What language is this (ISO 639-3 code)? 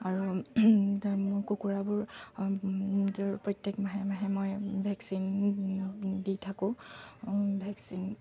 asm